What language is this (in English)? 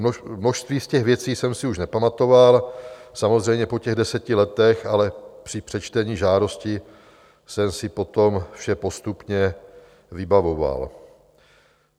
Czech